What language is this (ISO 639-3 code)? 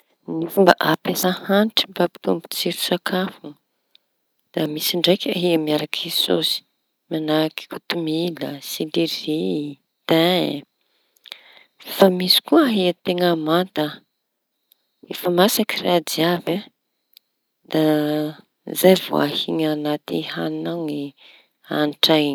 txy